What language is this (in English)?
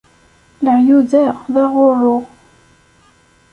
Kabyle